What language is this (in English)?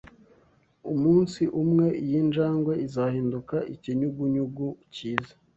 Kinyarwanda